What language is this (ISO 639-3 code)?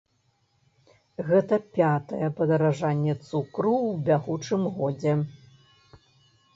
bel